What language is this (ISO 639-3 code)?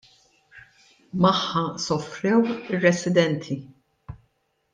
mlt